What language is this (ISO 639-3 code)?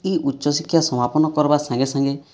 ori